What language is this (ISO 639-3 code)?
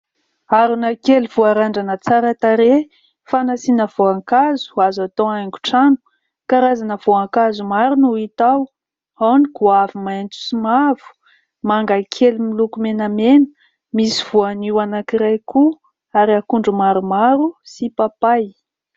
mlg